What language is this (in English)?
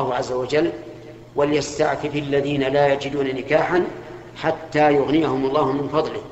Arabic